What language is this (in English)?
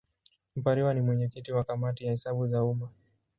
Swahili